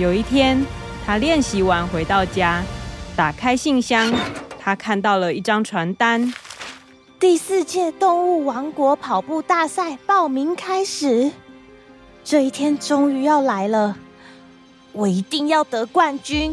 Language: Chinese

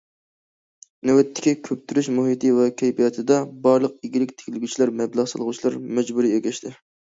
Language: Uyghur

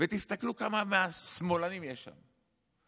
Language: Hebrew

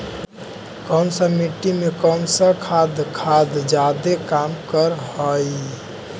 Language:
Magahi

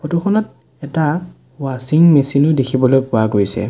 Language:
Assamese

